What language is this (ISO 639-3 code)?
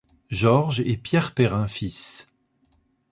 fra